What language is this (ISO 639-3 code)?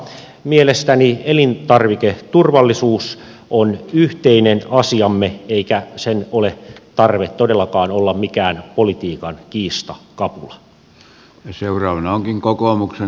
fin